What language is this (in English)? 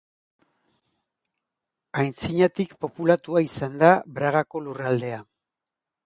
Basque